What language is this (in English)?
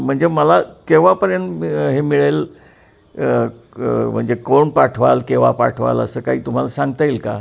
Marathi